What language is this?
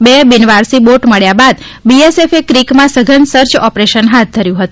Gujarati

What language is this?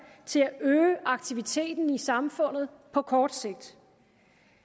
Danish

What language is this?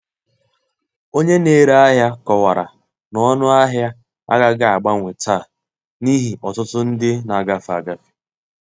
Igbo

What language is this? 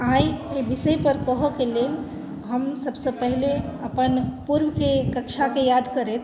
Maithili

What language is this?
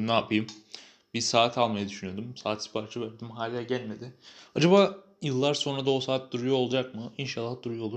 Turkish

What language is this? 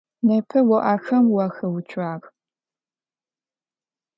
Adyghe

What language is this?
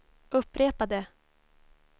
Swedish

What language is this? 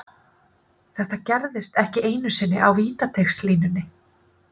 Icelandic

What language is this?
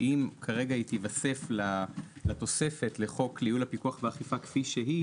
Hebrew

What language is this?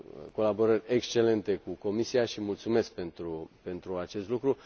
Romanian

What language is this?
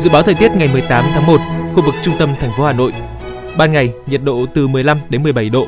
Vietnamese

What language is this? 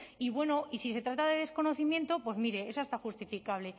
Spanish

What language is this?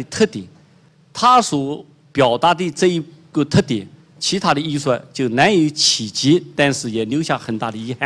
Chinese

